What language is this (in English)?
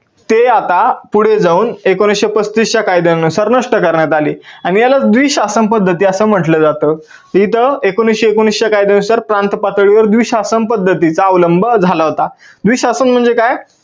Marathi